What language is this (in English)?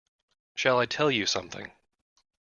English